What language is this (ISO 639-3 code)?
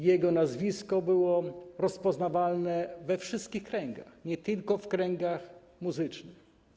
pol